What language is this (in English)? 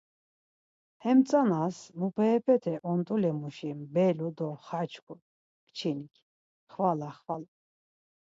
Laz